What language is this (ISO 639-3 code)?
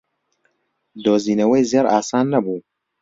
ckb